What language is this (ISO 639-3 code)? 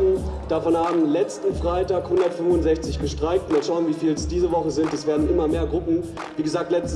deu